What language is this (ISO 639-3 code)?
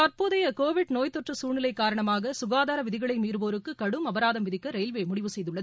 tam